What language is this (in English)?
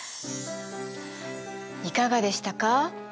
Japanese